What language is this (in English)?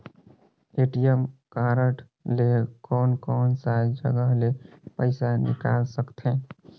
Chhattisgarhi